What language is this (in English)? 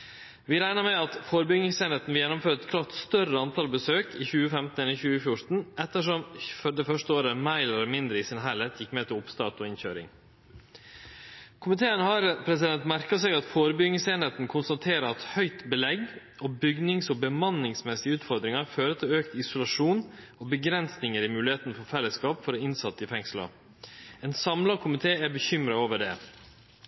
Norwegian Nynorsk